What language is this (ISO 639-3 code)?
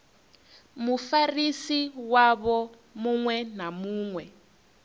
ven